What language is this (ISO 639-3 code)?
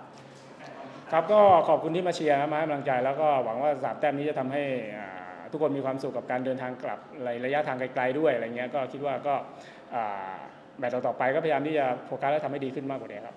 tha